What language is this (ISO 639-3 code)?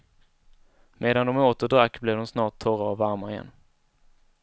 swe